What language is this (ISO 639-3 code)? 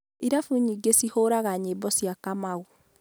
kik